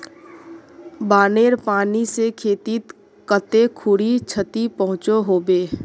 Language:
Magahi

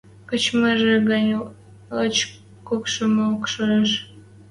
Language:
Western Mari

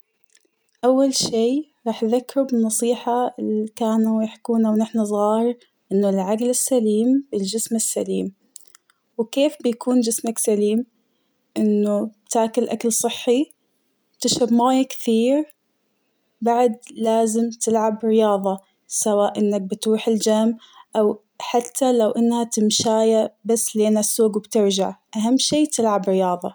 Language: Hijazi Arabic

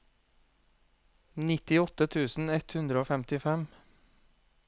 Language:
Norwegian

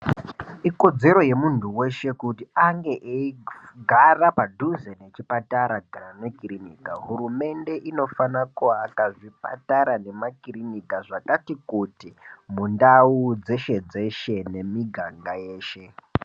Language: Ndau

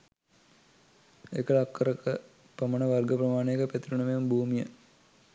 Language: Sinhala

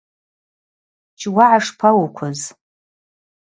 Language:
Abaza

